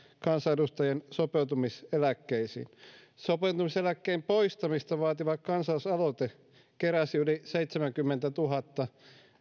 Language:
Finnish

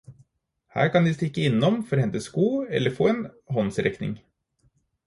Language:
Norwegian Bokmål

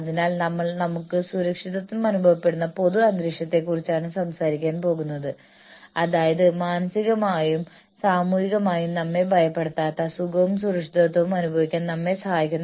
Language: Malayalam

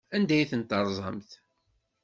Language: Kabyle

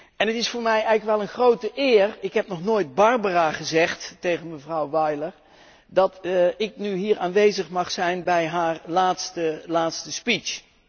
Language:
Dutch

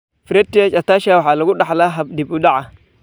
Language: Somali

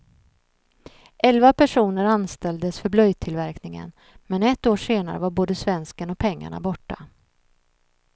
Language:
Swedish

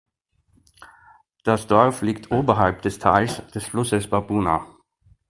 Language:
German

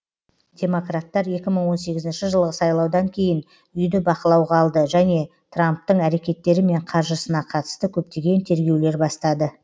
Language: Kazakh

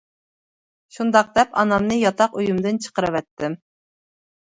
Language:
Uyghur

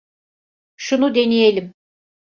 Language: Turkish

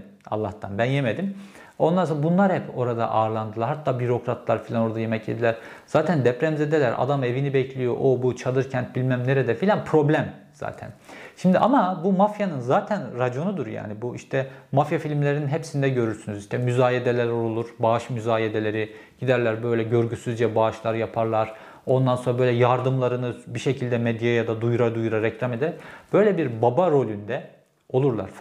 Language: Turkish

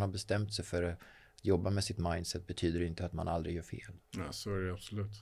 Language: Swedish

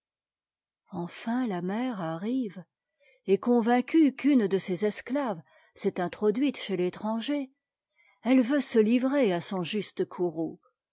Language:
French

